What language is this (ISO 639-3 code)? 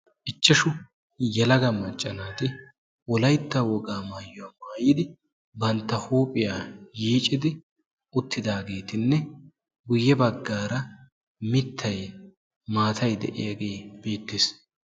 wal